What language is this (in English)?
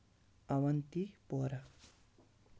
Kashmiri